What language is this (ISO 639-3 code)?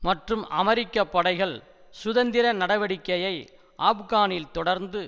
tam